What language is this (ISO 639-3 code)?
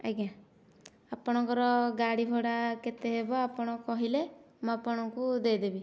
ori